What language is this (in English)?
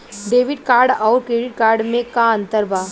Bhojpuri